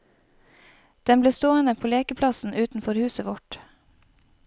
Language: Norwegian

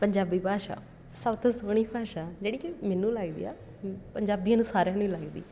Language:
Punjabi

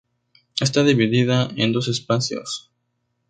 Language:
Spanish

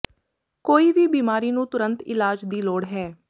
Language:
Punjabi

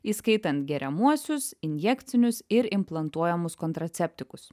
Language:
Lithuanian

